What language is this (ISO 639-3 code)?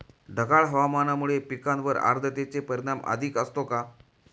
mar